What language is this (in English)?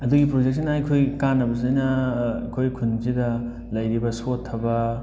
Manipuri